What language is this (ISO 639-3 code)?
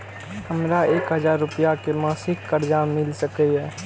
mai